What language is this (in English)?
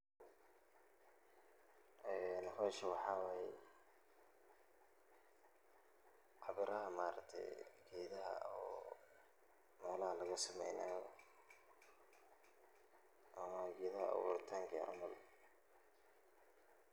Somali